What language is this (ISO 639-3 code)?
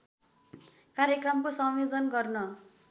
nep